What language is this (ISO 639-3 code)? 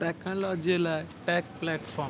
snd